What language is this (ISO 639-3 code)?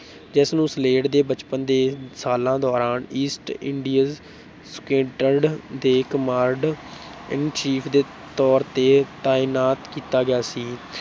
pan